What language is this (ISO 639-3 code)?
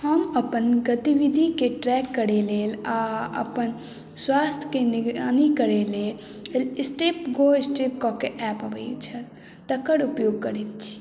mai